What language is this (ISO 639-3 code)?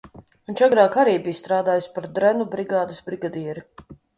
lav